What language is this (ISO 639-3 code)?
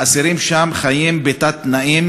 heb